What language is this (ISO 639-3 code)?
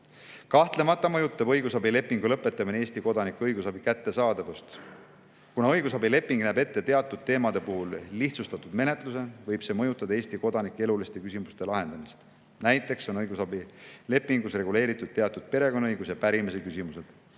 est